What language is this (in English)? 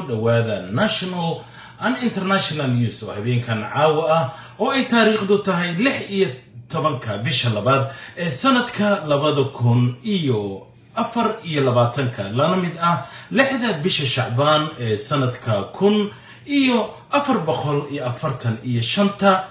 Arabic